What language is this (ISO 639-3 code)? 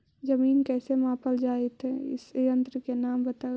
mag